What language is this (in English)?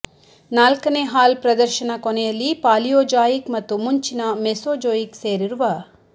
Kannada